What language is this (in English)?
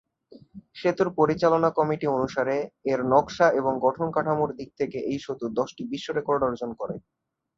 Bangla